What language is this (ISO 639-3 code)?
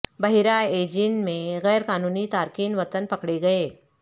urd